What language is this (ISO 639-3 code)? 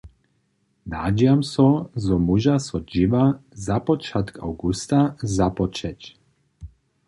hsb